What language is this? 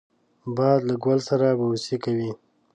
Pashto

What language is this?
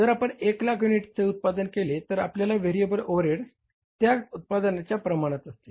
Marathi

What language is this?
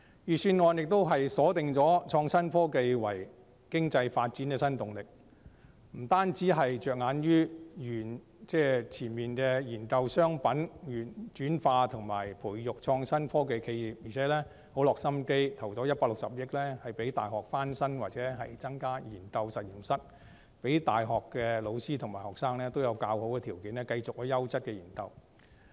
Cantonese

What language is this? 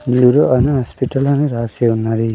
Telugu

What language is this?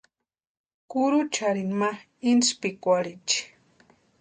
Western Highland Purepecha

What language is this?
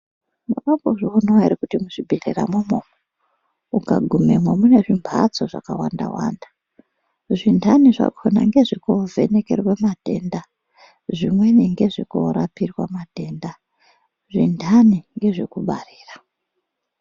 Ndau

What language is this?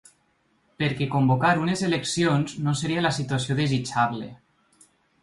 Catalan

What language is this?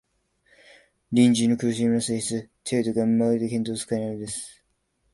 Japanese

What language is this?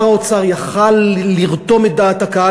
Hebrew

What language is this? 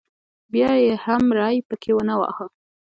Pashto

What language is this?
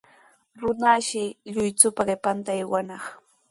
Sihuas Ancash Quechua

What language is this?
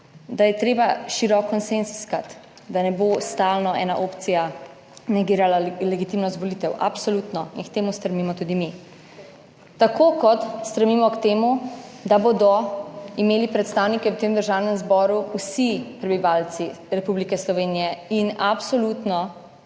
Slovenian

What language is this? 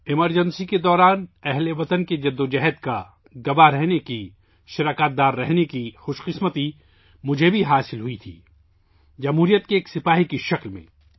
Urdu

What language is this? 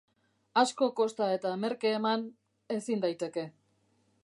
Basque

